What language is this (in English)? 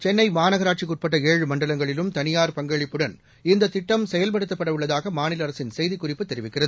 Tamil